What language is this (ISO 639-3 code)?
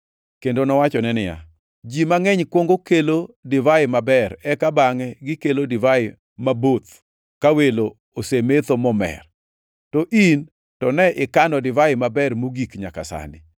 luo